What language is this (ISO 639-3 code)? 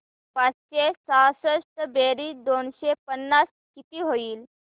mar